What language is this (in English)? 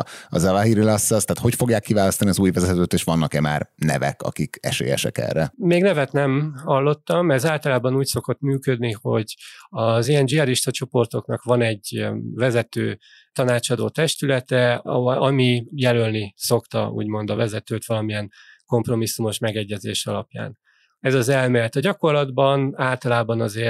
Hungarian